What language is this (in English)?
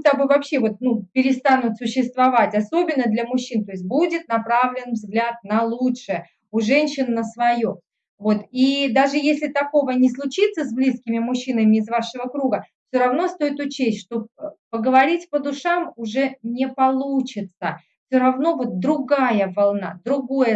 Russian